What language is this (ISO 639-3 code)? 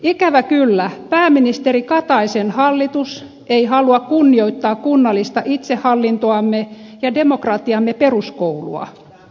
fin